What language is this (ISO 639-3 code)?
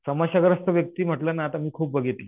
mar